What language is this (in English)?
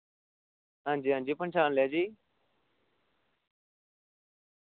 Dogri